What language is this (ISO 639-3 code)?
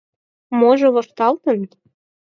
chm